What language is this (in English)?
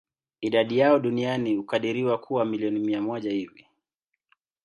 Swahili